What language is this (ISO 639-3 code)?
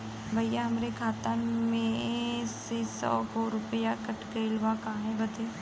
bho